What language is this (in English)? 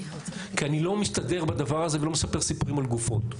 Hebrew